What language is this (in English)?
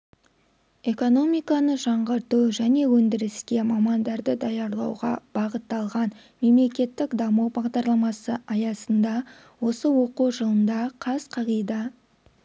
Kazakh